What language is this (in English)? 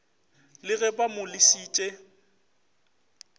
Northern Sotho